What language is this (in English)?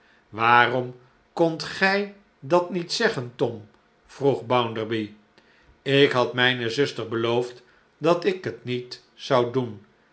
Dutch